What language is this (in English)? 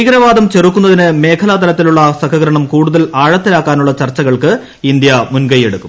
Malayalam